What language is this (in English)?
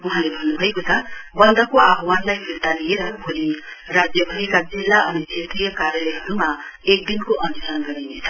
Nepali